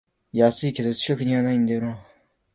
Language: Japanese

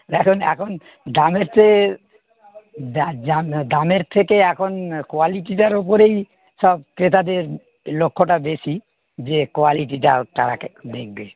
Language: Bangla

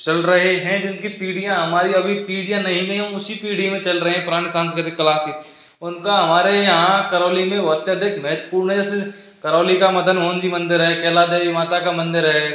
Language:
Hindi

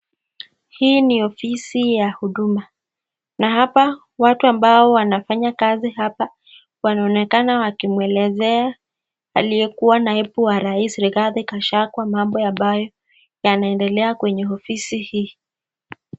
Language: Swahili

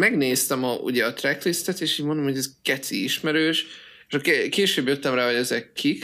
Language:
Hungarian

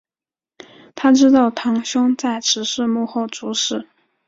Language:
Chinese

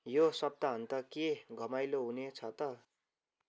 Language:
Nepali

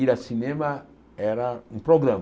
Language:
Portuguese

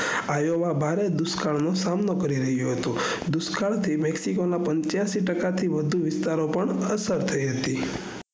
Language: Gujarati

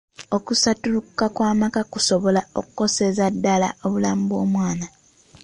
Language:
Ganda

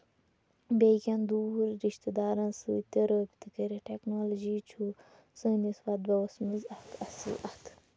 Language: Kashmiri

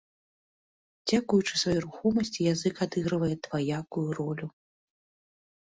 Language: Belarusian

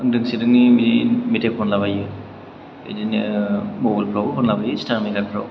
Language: Bodo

